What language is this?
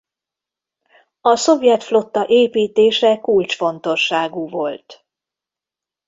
Hungarian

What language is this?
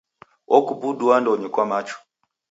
Taita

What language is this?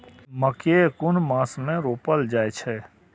Maithili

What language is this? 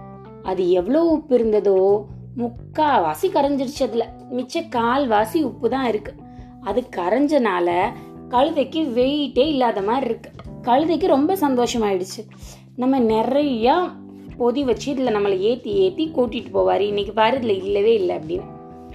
Tamil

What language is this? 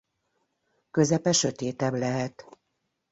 Hungarian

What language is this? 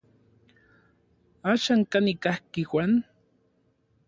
Orizaba Nahuatl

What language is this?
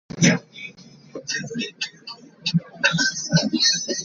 English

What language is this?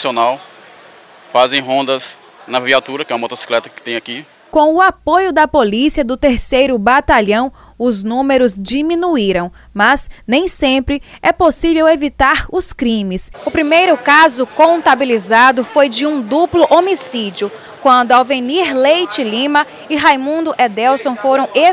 Portuguese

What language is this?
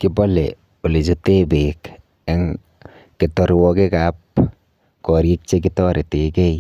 Kalenjin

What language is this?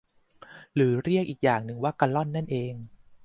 Thai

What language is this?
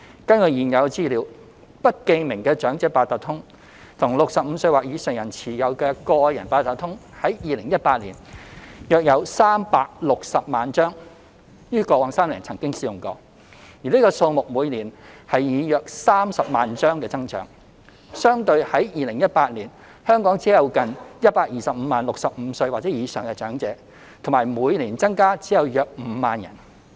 Cantonese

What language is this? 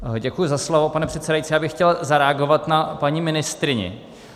Czech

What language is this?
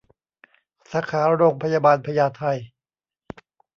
Thai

